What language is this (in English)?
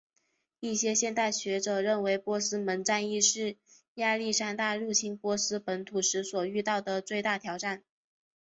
Chinese